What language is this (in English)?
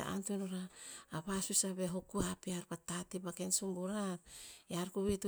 Tinputz